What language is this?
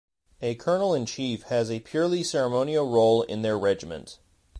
English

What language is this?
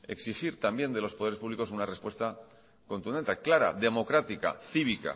Spanish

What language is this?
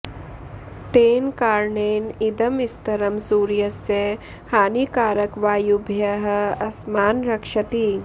Sanskrit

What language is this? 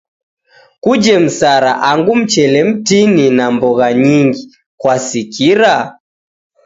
Taita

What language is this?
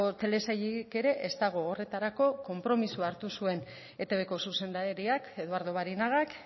Basque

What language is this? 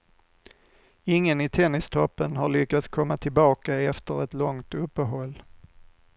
Swedish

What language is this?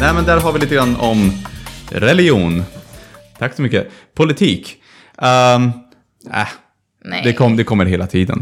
Swedish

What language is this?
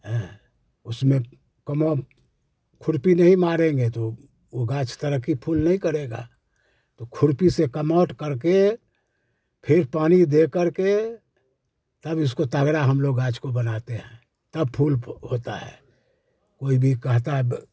Hindi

